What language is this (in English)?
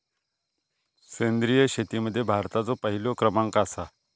Marathi